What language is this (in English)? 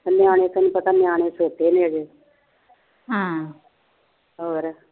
Punjabi